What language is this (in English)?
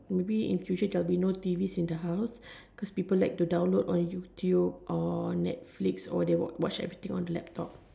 English